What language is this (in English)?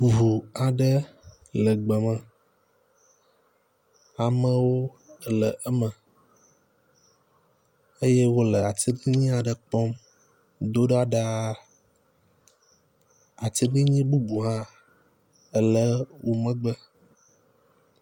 Ewe